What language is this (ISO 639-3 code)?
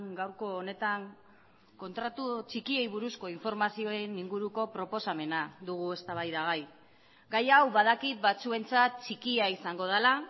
eus